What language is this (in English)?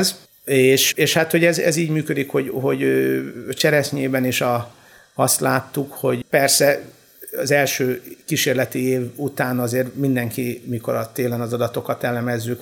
Hungarian